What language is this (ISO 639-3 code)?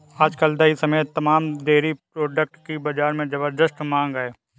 hin